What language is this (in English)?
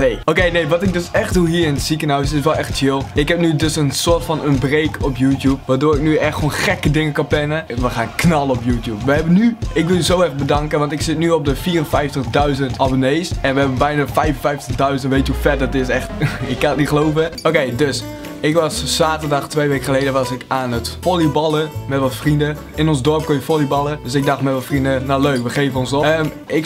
Dutch